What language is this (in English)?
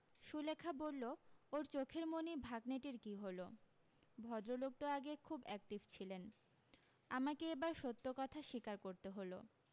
Bangla